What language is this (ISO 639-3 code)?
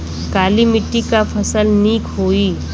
bho